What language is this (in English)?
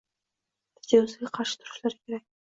Uzbek